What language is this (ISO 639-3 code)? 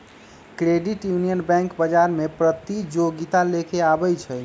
mag